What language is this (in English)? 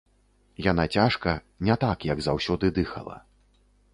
Belarusian